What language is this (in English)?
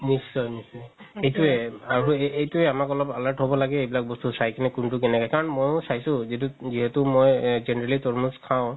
Assamese